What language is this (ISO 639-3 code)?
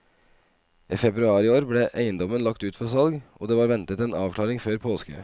nor